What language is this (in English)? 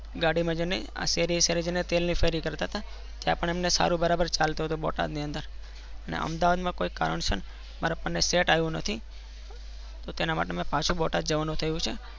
Gujarati